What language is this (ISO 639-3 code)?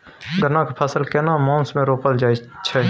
mai